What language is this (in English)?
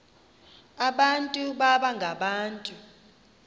Xhosa